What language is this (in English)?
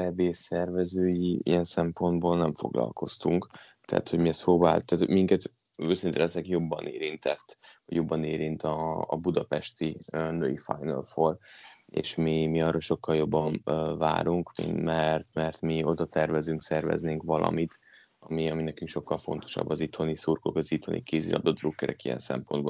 Hungarian